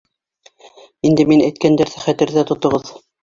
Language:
Bashkir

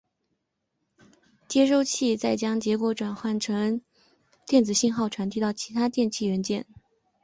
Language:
Chinese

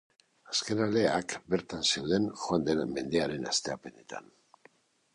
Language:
Basque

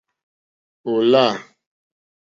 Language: Mokpwe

